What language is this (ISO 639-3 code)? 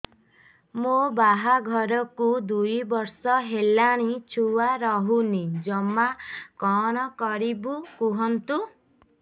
ori